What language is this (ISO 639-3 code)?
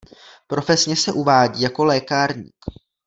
ces